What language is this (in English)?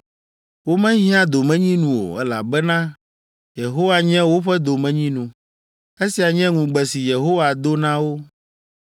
Ewe